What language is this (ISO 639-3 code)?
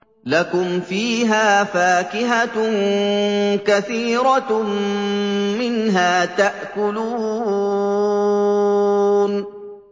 ara